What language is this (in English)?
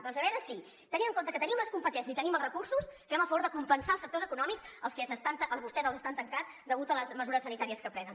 Catalan